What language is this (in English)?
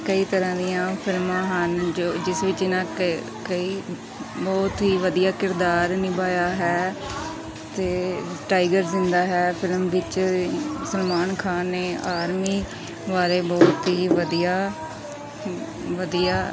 Punjabi